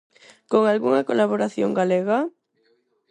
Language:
Galician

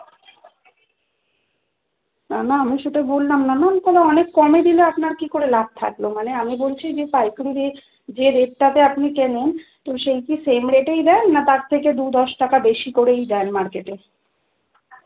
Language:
Bangla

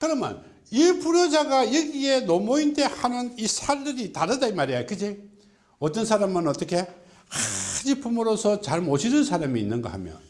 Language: Korean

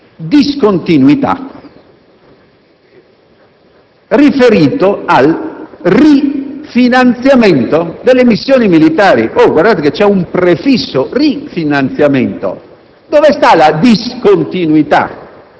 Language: Italian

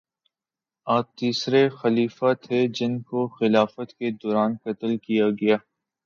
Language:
Urdu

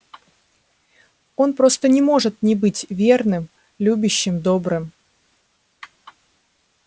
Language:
Russian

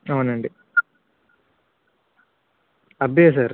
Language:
Telugu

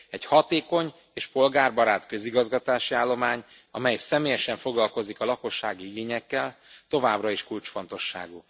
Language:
Hungarian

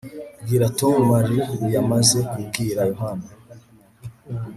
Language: Kinyarwanda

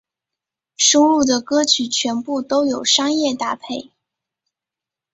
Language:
Chinese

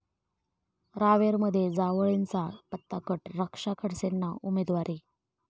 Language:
Marathi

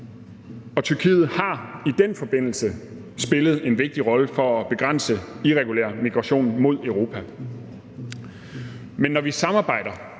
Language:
Danish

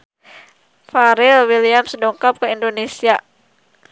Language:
Sundanese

